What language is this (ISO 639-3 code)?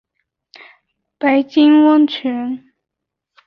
zho